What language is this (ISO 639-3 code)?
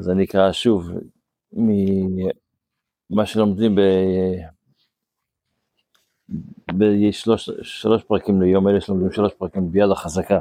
heb